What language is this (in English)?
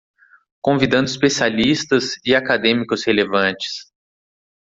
Portuguese